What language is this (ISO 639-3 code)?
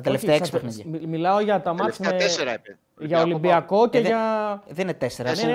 ell